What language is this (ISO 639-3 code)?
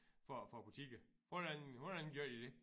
dan